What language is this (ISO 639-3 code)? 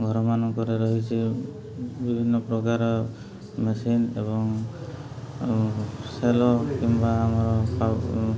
ori